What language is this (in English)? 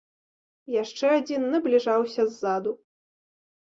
Belarusian